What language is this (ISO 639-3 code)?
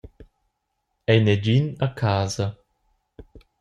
roh